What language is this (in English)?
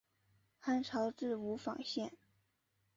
Chinese